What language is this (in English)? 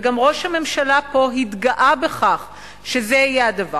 Hebrew